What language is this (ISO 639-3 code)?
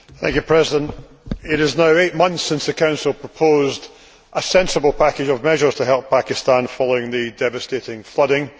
eng